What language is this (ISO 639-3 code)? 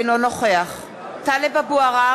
heb